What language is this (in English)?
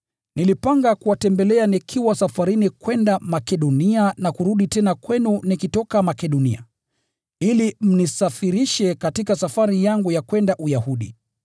Swahili